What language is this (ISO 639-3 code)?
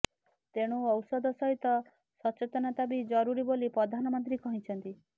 ori